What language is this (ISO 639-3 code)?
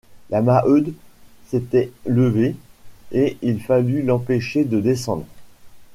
fra